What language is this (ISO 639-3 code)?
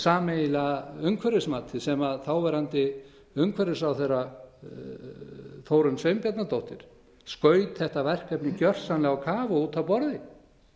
isl